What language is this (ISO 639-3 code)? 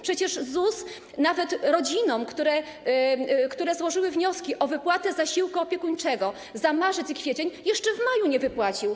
pol